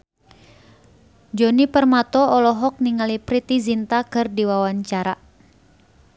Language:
Sundanese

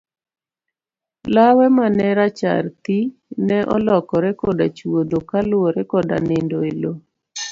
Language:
Luo (Kenya and Tanzania)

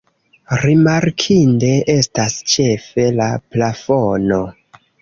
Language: Esperanto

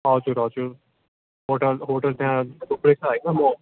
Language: Nepali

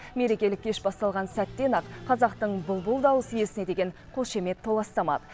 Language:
Kazakh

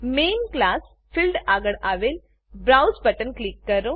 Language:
Gujarati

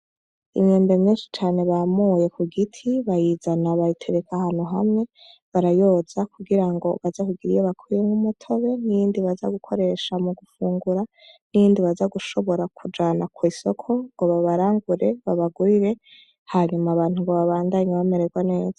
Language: Rundi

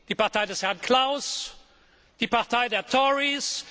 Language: German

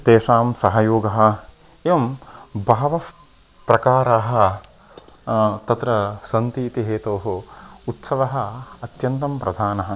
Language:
Sanskrit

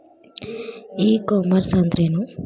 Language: Kannada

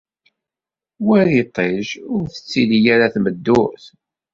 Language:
Kabyle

